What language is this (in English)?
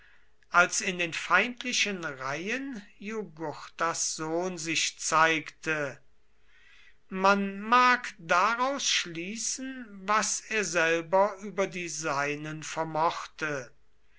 German